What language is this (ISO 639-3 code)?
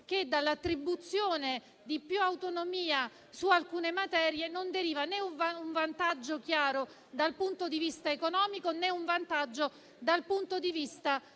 ita